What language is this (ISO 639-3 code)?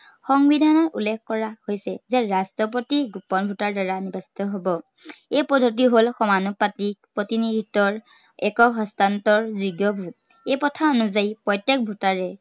asm